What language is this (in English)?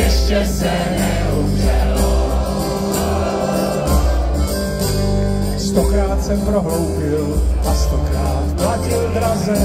Czech